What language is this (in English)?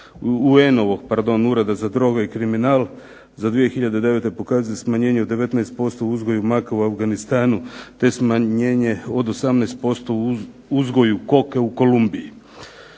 Croatian